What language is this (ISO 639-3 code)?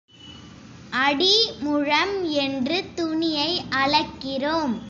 tam